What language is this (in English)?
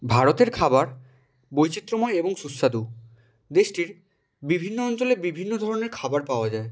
Bangla